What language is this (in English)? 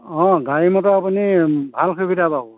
Assamese